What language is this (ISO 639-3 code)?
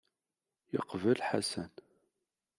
kab